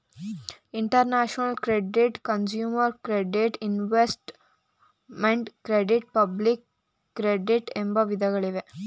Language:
Kannada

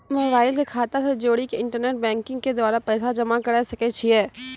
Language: Maithili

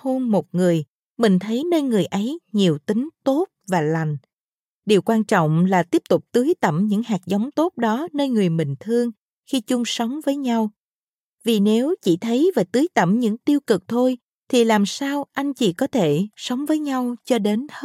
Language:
Vietnamese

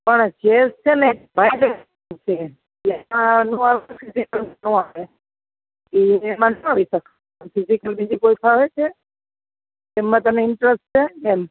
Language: Gujarati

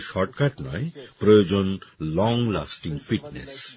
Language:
Bangla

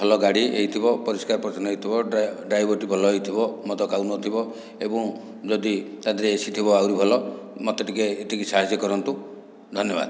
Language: Odia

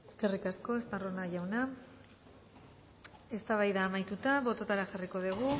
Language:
Basque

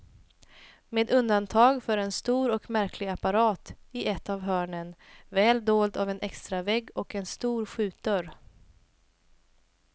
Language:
Swedish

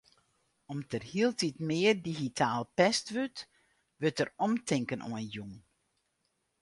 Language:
Western Frisian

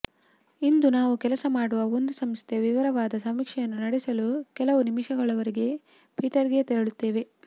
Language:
Kannada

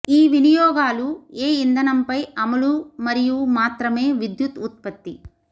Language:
Telugu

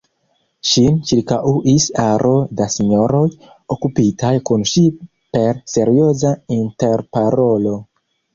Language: Esperanto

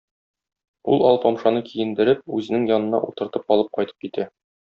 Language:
Tatar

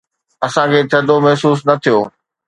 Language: Sindhi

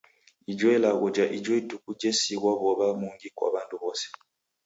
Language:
Taita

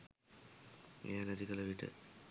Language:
Sinhala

